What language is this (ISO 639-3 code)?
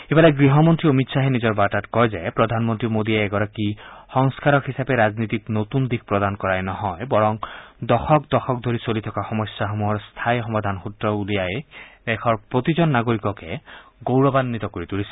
asm